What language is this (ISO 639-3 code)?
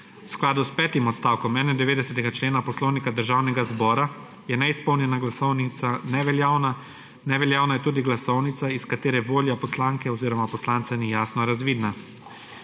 slv